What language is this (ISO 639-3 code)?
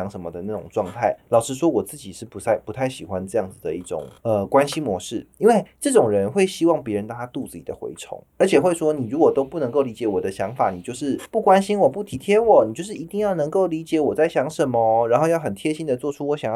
zho